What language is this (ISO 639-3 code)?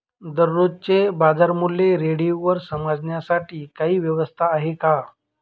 mar